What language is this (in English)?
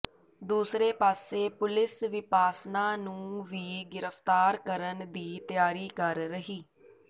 Punjabi